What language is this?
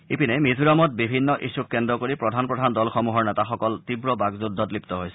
Assamese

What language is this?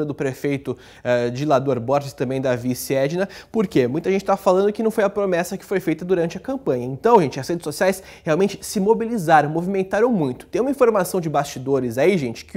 Portuguese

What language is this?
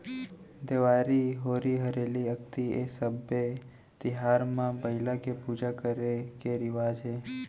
Chhattisgarhi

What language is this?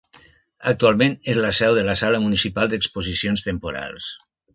Catalan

